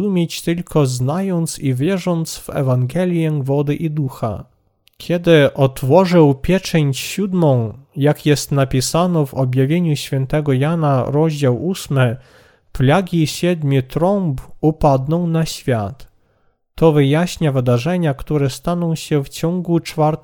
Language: Polish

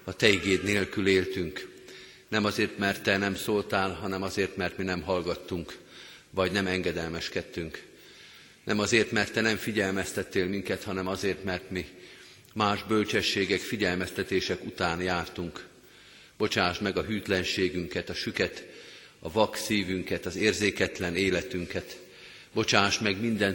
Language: Hungarian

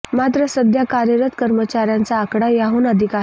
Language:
Marathi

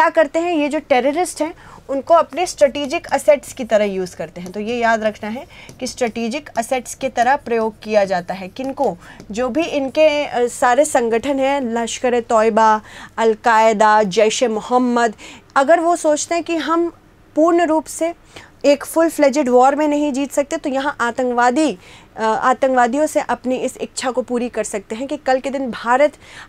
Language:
Hindi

